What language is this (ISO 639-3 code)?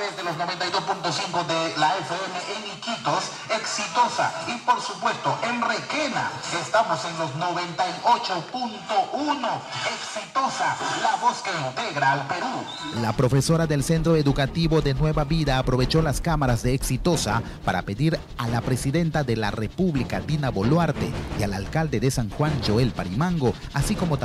spa